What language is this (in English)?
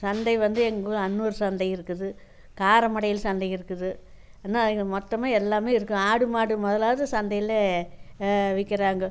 Tamil